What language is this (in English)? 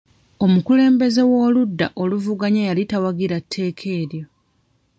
Ganda